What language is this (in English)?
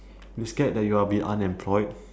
English